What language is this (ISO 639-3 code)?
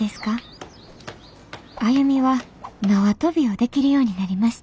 jpn